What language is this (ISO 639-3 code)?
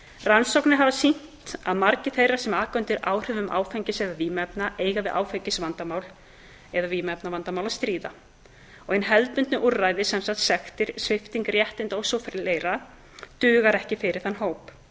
isl